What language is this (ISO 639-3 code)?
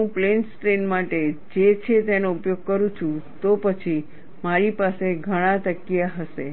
guj